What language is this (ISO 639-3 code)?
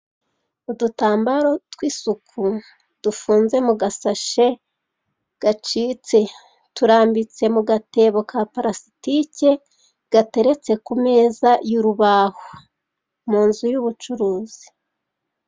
kin